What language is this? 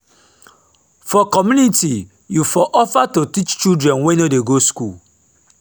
Nigerian Pidgin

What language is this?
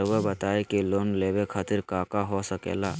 Magahi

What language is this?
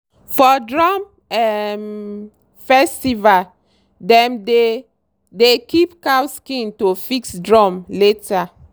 Nigerian Pidgin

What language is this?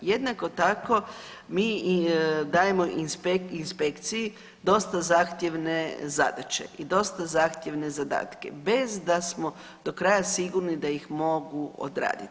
Croatian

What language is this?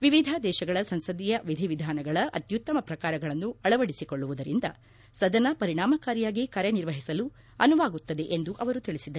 Kannada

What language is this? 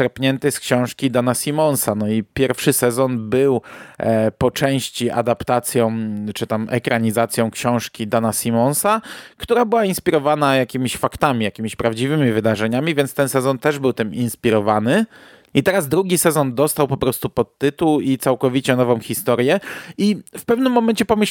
Polish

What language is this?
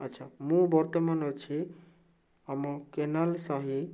Odia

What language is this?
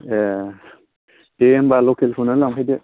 Bodo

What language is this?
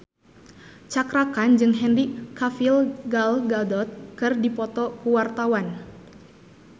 Sundanese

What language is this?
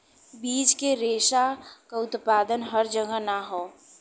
Bhojpuri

